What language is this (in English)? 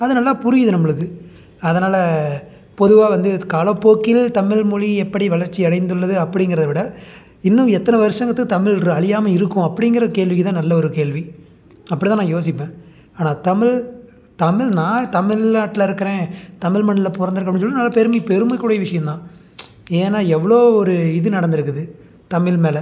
Tamil